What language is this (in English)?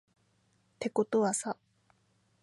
Japanese